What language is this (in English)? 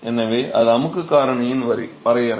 Tamil